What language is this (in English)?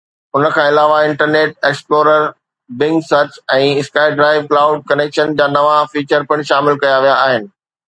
Sindhi